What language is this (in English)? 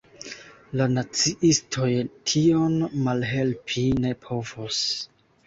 Esperanto